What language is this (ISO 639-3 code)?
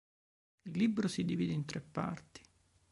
ita